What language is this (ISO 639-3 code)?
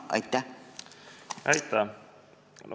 est